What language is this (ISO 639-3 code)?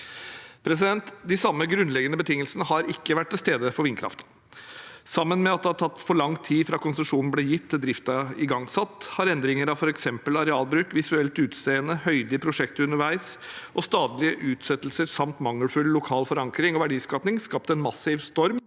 nor